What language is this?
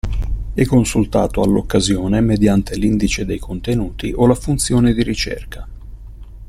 Italian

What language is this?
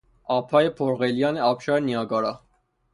Persian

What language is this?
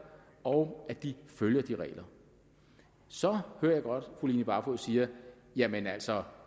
Danish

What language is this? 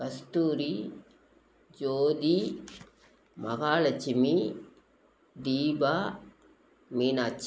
Tamil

